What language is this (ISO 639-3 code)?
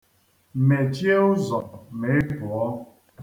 ibo